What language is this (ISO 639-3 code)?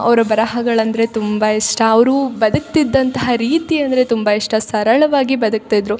kan